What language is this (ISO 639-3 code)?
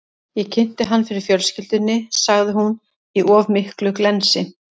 isl